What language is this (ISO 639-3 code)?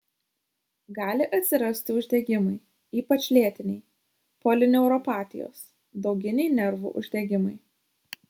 lit